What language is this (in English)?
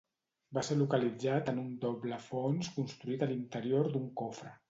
Catalan